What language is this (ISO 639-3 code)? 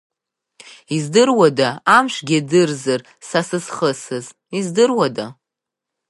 abk